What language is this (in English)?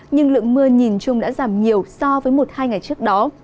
Vietnamese